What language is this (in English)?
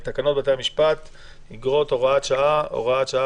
Hebrew